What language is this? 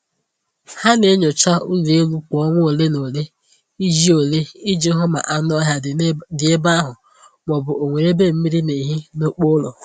Igbo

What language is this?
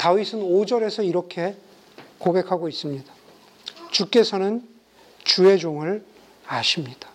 Korean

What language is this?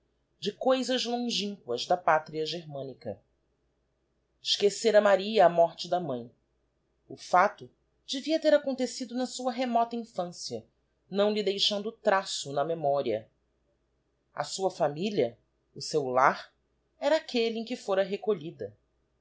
Portuguese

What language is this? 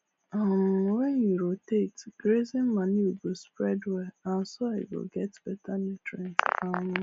Nigerian Pidgin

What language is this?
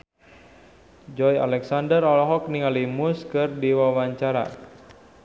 Sundanese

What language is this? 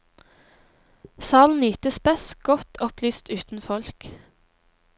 Norwegian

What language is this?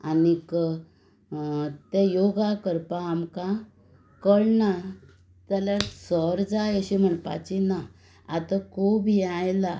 Konkani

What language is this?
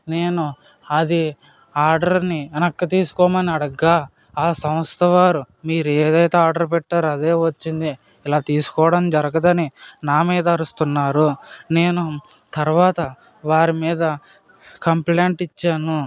Telugu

